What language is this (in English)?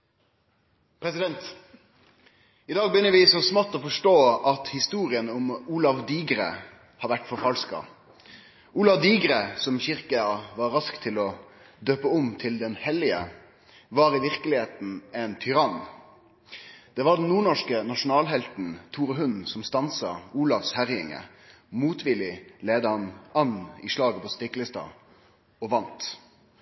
Norwegian Nynorsk